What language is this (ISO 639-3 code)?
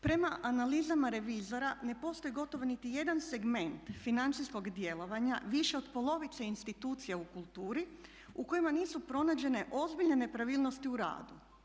hrv